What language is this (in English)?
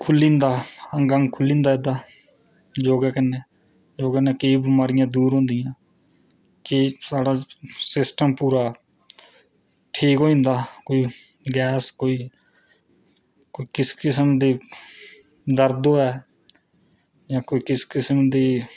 Dogri